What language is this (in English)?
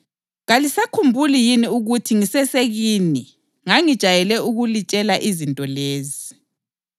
North Ndebele